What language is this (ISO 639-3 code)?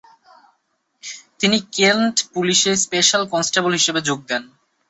ben